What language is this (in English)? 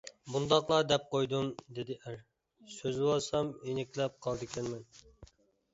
Uyghur